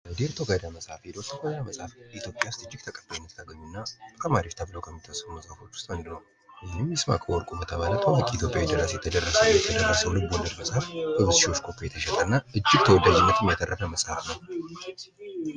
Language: Amharic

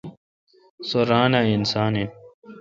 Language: Kalkoti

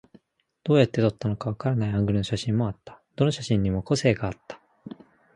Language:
Japanese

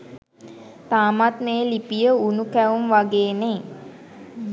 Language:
Sinhala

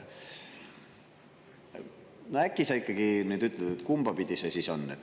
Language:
Estonian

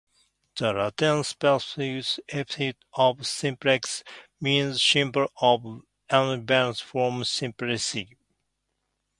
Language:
English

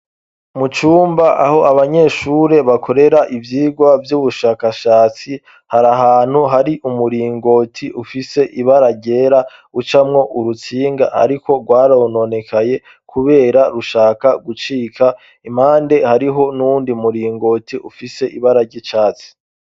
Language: Rundi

